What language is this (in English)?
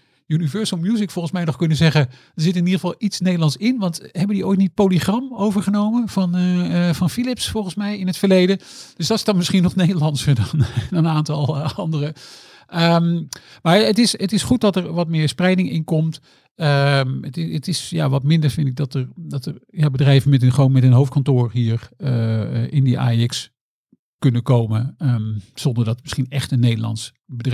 Dutch